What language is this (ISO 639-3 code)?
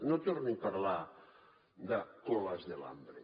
cat